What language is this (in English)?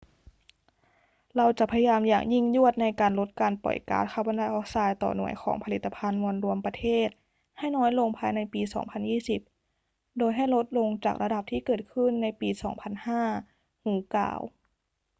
Thai